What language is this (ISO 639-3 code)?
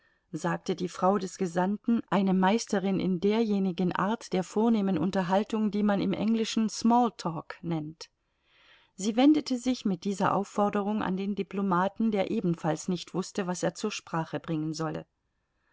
deu